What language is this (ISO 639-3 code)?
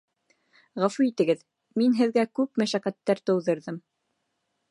bak